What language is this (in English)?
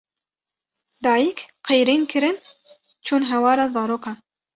Kurdish